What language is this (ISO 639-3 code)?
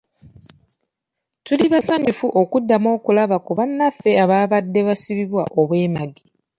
lug